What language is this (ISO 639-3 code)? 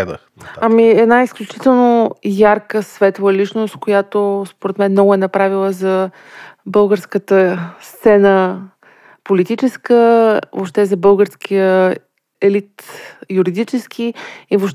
bul